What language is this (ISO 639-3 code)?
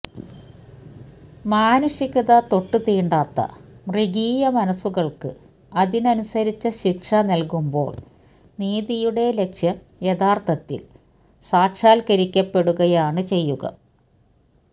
mal